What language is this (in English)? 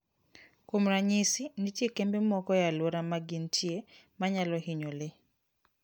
Luo (Kenya and Tanzania)